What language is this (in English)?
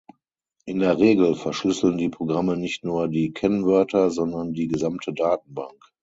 German